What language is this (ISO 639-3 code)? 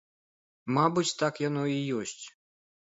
bel